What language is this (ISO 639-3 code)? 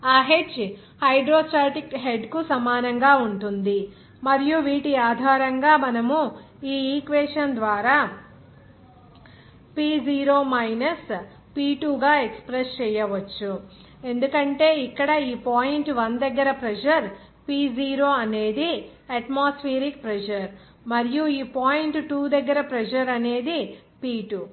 tel